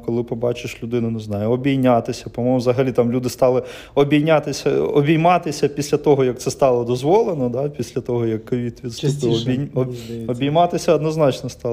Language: Ukrainian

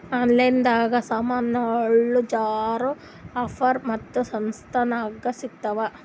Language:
Kannada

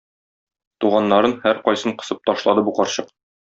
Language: Tatar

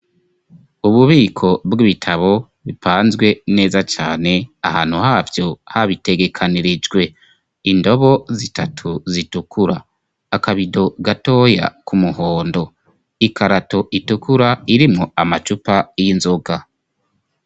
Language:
Rundi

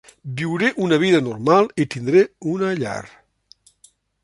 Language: Catalan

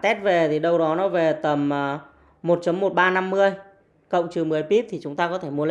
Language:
Vietnamese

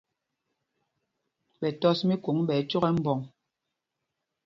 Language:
Mpumpong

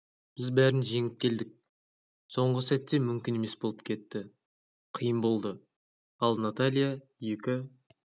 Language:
Kazakh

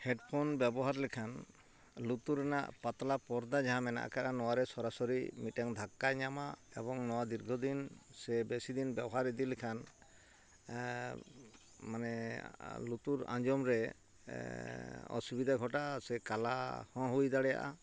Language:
Santali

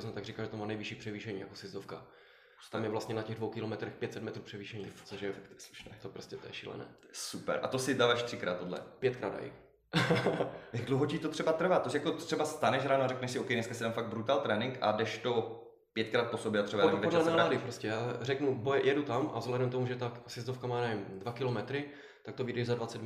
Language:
Czech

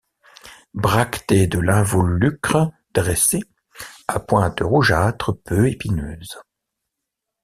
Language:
French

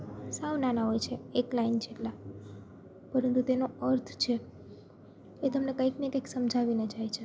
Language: Gujarati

